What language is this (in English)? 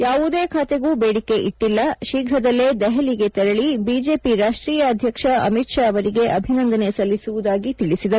Kannada